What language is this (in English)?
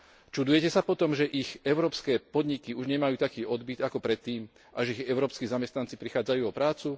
Slovak